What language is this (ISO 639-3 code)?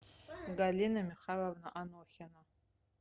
rus